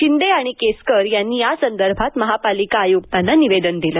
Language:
Marathi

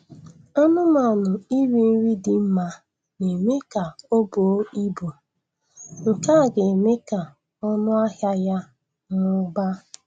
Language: Igbo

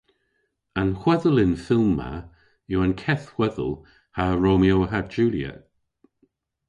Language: Cornish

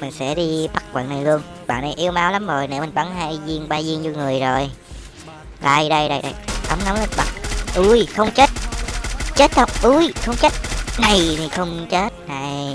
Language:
Vietnamese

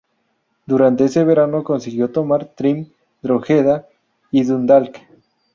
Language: Spanish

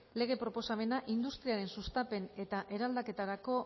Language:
Basque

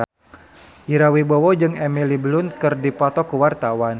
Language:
Sundanese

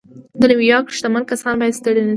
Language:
Pashto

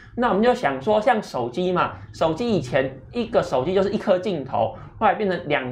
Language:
Chinese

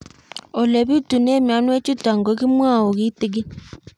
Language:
Kalenjin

